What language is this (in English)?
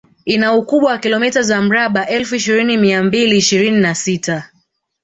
Swahili